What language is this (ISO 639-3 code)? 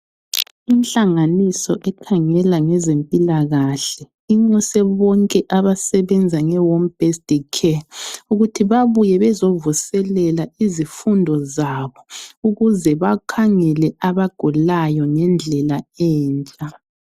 nde